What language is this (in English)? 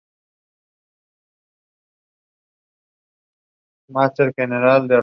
Spanish